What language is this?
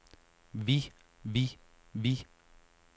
Danish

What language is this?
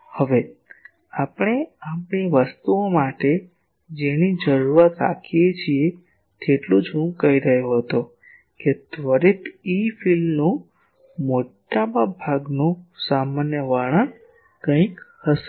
Gujarati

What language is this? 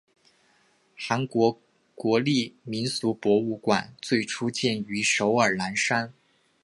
Chinese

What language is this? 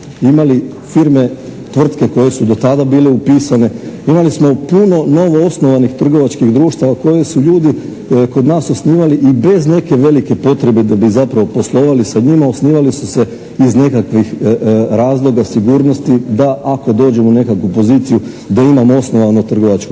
Croatian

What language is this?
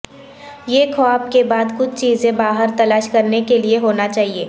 Urdu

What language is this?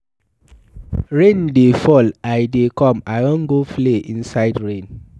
Nigerian Pidgin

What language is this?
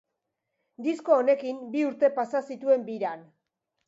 Basque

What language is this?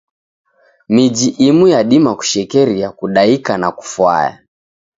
Taita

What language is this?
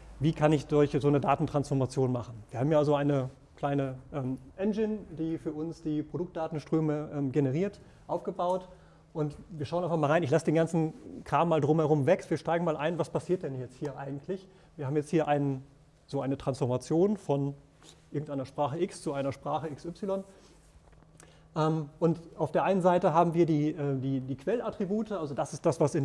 German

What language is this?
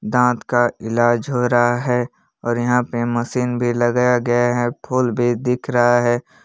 Hindi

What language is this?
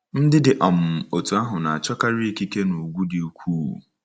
Igbo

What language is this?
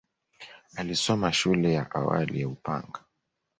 Swahili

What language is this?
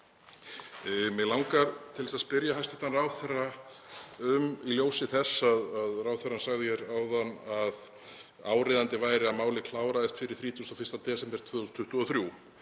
Icelandic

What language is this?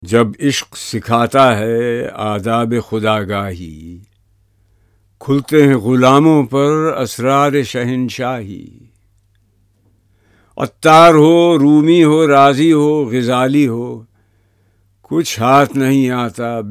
Urdu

